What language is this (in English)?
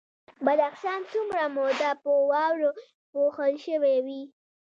Pashto